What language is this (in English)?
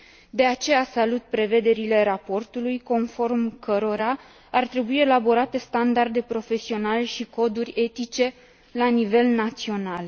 Romanian